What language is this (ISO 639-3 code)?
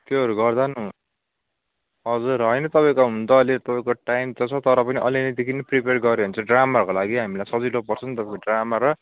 nep